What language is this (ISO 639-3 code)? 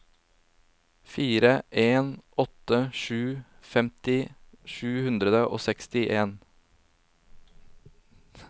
nor